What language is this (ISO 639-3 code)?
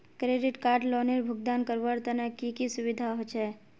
mag